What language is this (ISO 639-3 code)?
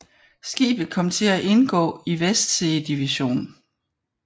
dan